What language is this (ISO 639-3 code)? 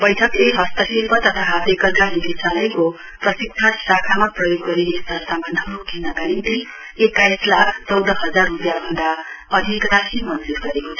nep